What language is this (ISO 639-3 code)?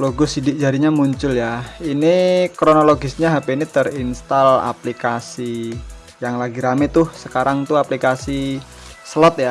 ind